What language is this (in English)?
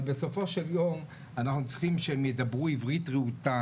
Hebrew